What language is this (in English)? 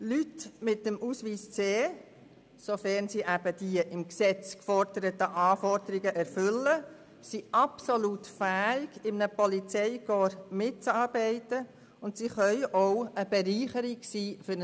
Swiss German